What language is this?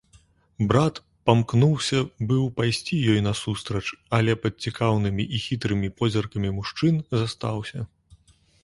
Belarusian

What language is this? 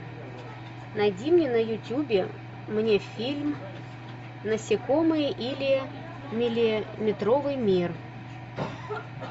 Russian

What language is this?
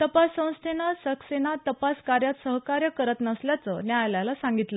Marathi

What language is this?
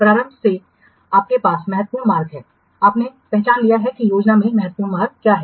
Hindi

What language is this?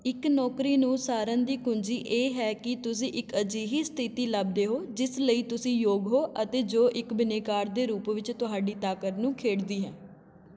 Punjabi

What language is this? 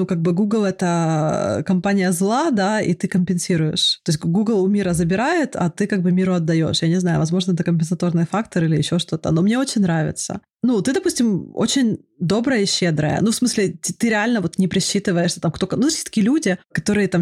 Russian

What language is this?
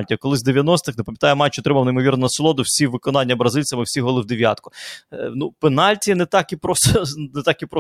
Ukrainian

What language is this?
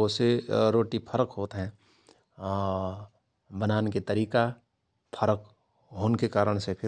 Rana Tharu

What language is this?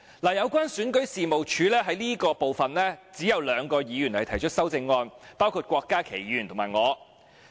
Cantonese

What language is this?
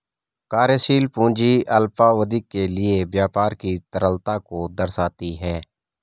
Hindi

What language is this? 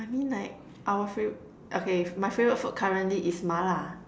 English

